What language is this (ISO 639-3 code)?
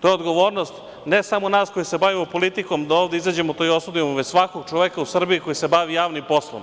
srp